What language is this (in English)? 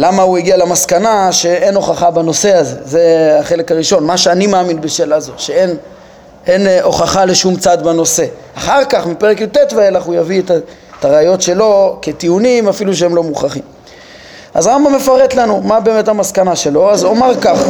Hebrew